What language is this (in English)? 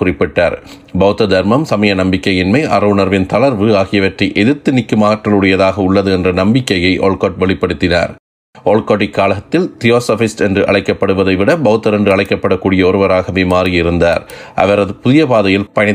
Tamil